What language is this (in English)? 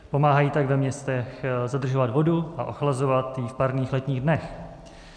Czech